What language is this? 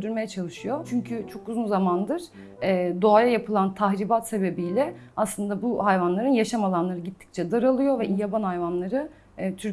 Turkish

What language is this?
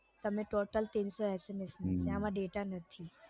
Gujarati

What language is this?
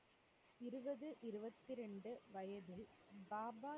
Tamil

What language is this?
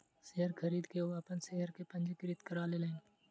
Maithili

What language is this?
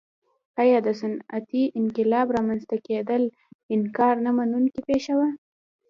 Pashto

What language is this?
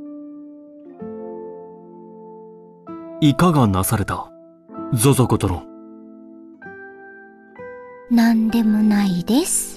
Japanese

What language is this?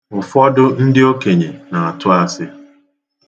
Igbo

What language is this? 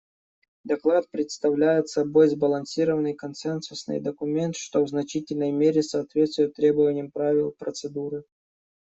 Russian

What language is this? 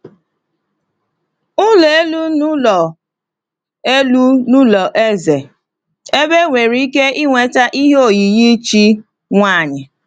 Igbo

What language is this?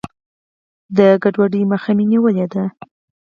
Pashto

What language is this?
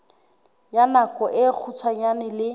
Southern Sotho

